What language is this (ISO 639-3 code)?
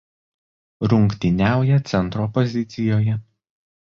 lit